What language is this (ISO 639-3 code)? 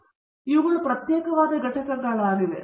kan